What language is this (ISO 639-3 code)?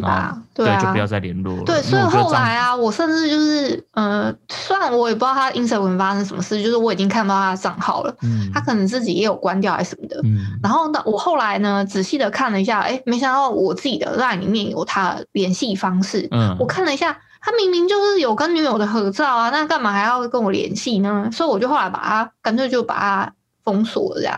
zho